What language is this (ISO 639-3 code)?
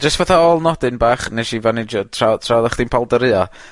cym